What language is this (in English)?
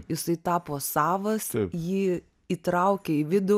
Lithuanian